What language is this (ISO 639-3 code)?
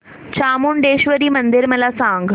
mar